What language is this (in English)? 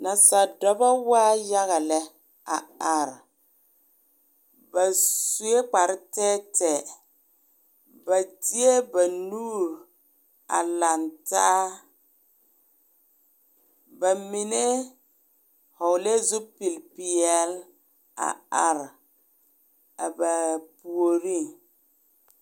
Southern Dagaare